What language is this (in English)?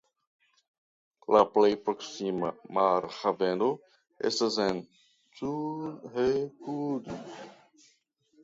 Esperanto